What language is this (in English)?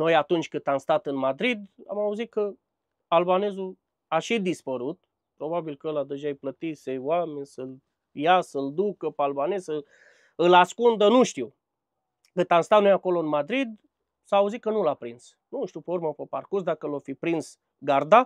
Romanian